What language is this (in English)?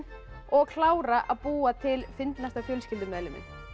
Icelandic